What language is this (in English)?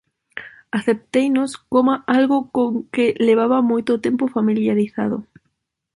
Galician